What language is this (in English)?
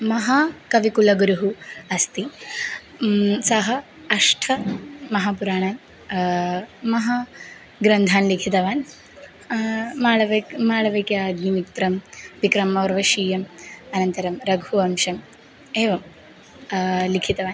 Sanskrit